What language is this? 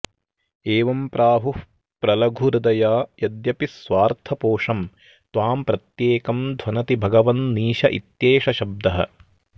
Sanskrit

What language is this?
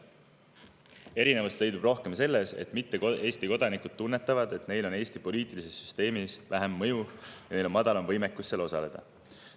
Estonian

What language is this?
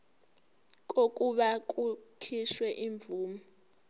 Zulu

